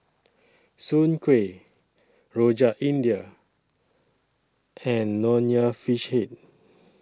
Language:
English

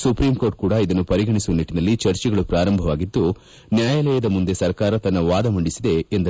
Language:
Kannada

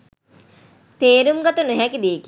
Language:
Sinhala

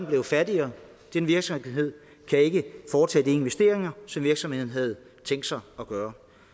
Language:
Danish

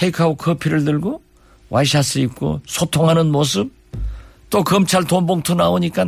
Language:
Korean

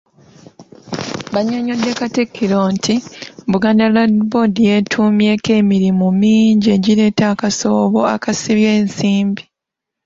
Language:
Ganda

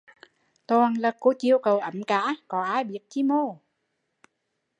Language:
Vietnamese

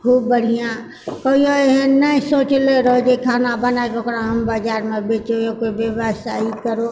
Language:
Maithili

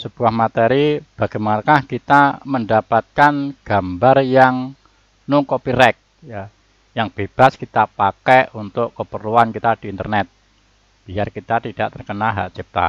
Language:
Indonesian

